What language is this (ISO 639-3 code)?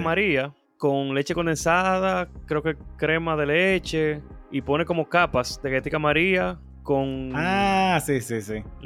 spa